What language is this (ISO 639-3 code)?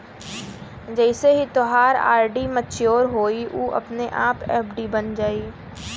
bho